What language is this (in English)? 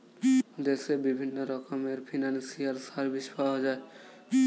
Bangla